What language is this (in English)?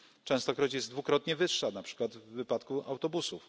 Polish